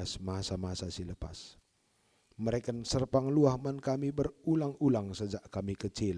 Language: Indonesian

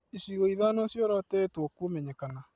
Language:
Kikuyu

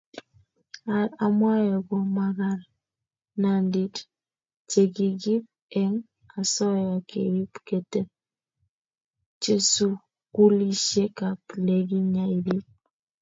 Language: Kalenjin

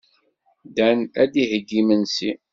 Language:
Kabyle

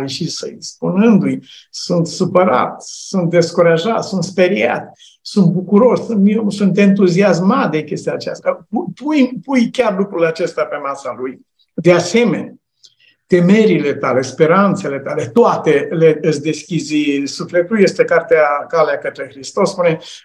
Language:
Romanian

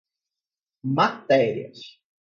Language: Portuguese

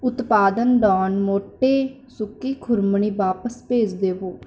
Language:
Punjabi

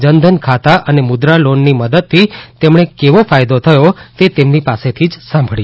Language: Gujarati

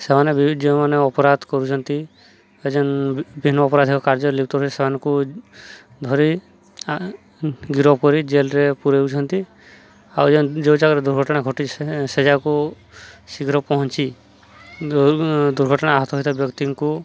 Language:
Odia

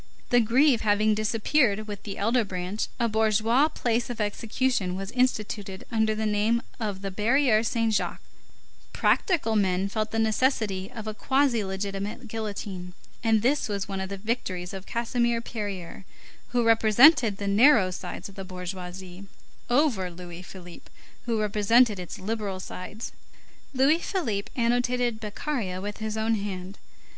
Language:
English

